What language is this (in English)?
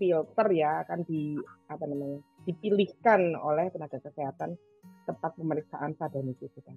Indonesian